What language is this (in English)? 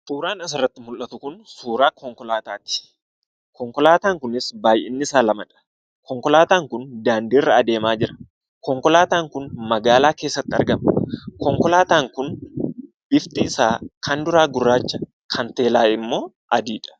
Oromo